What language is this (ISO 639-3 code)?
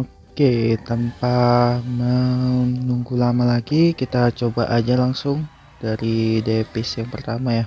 ind